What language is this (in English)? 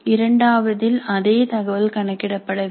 Tamil